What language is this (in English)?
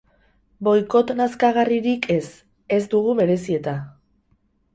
Basque